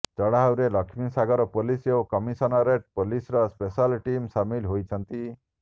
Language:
Odia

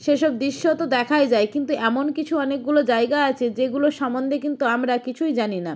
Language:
Bangla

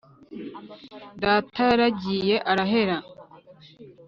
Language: Kinyarwanda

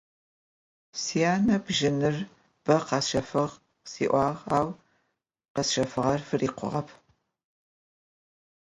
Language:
Adyghe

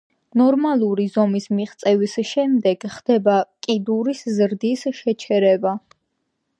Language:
Georgian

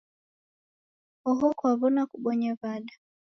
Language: Taita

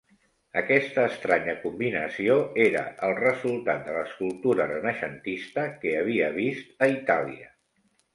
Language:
Catalan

